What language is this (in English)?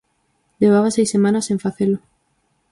Galician